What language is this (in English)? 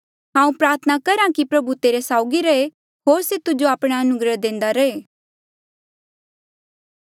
Mandeali